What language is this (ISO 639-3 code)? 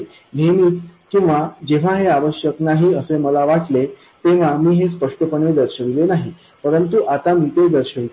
mar